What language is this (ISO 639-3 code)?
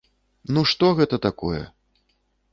bel